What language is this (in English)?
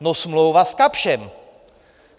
Czech